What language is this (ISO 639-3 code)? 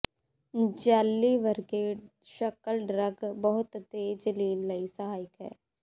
pan